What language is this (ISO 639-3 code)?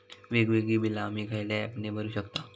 mar